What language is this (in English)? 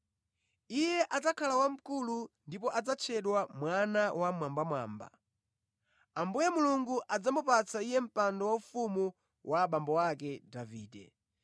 Nyanja